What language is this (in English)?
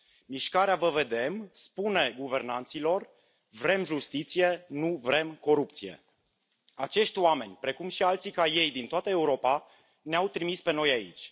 Romanian